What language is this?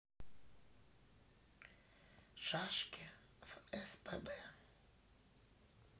Russian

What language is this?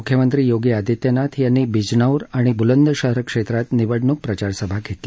Marathi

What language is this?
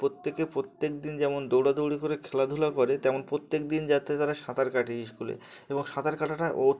Bangla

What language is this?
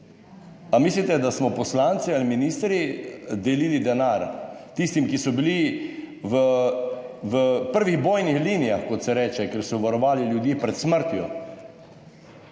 Slovenian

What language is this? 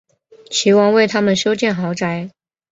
Chinese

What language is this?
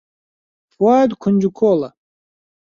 Central Kurdish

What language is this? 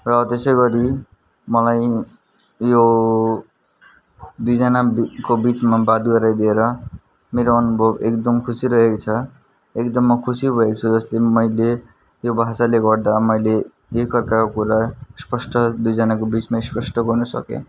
Nepali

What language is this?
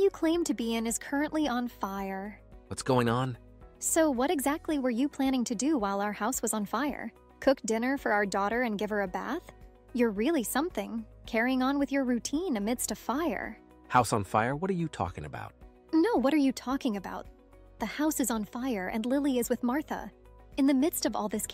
English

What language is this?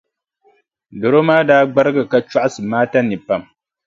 Dagbani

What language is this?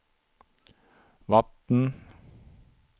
Swedish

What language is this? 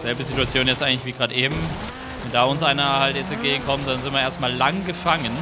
German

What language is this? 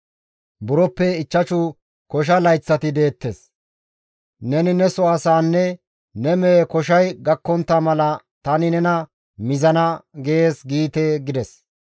Gamo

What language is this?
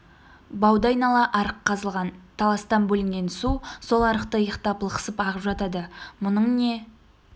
Kazakh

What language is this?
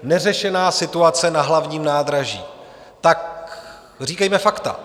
Czech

